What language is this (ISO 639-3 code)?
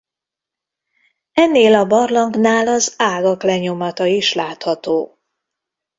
hun